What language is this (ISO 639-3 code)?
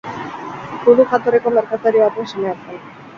eus